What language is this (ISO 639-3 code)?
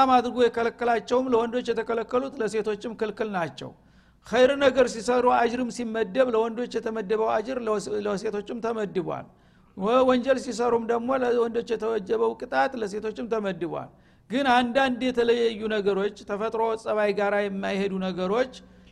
amh